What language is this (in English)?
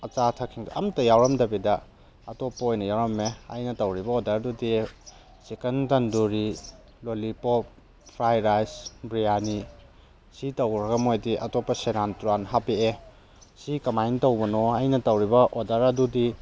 Manipuri